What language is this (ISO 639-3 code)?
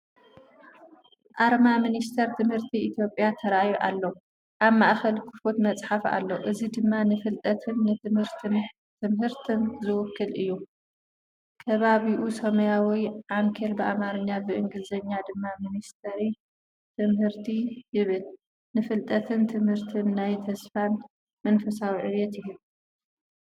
tir